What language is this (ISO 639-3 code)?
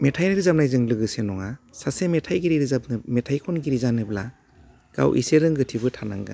brx